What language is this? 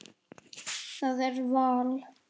Icelandic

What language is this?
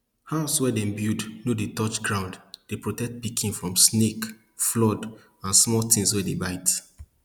Nigerian Pidgin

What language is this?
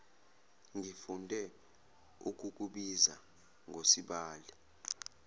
Zulu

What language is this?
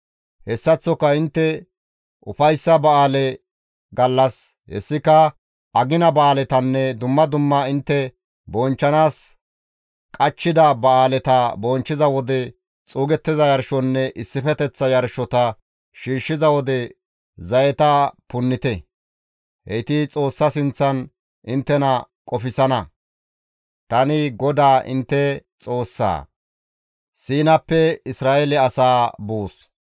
Gamo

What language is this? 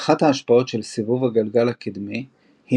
Hebrew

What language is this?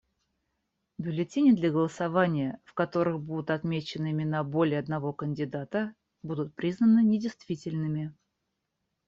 Russian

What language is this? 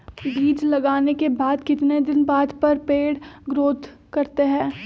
Magahi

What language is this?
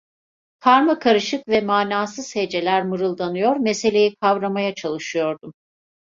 Turkish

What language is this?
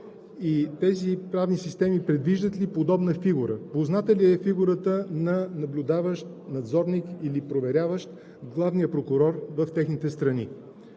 Bulgarian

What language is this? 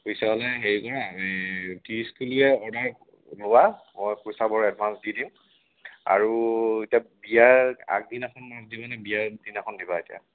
Assamese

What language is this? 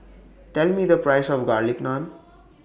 English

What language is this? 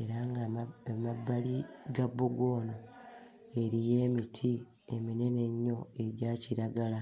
Ganda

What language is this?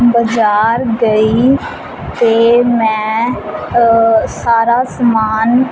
Punjabi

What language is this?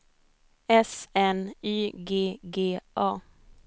Swedish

